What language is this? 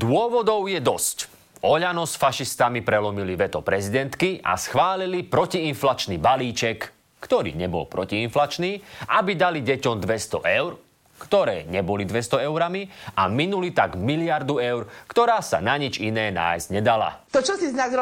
Slovak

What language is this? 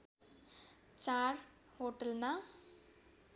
Nepali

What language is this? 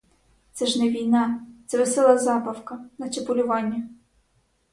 Ukrainian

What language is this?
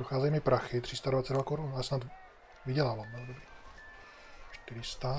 Czech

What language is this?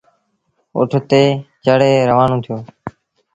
Sindhi Bhil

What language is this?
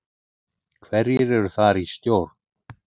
Icelandic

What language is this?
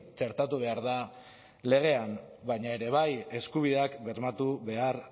Basque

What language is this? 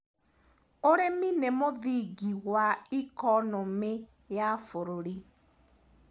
Kikuyu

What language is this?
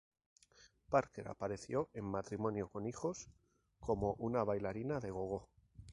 Spanish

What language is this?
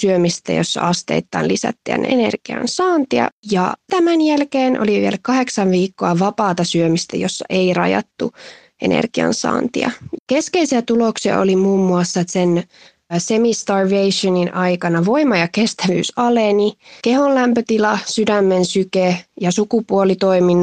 Finnish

